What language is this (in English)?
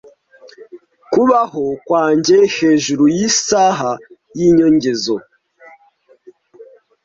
Kinyarwanda